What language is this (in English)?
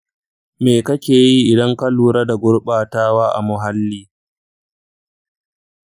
Hausa